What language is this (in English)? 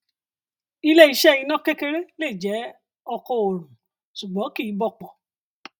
Yoruba